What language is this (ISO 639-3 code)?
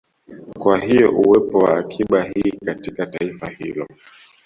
swa